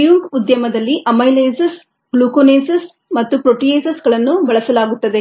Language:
Kannada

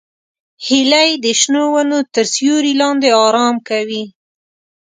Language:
Pashto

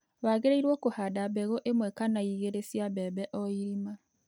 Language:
Kikuyu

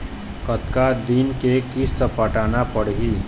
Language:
Chhattisgarhi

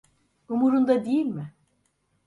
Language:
Turkish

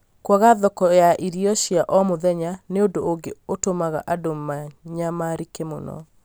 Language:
Kikuyu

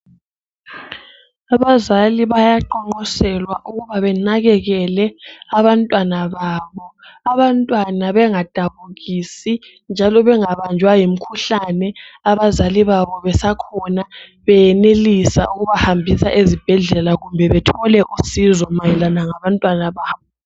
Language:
North Ndebele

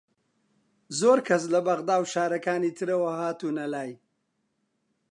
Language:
Central Kurdish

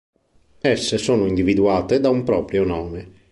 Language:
Italian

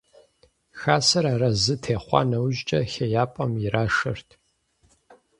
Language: Kabardian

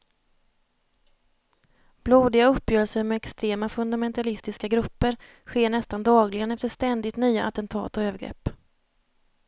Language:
Swedish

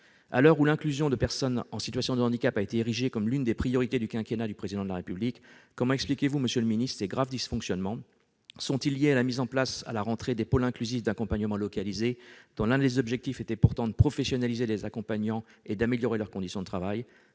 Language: French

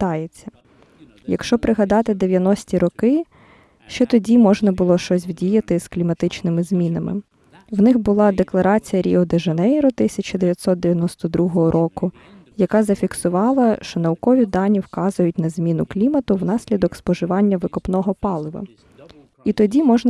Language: Ukrainian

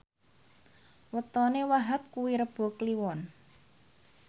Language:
Javanese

